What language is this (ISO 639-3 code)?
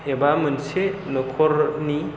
brx